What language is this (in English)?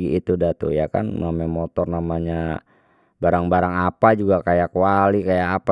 Betawi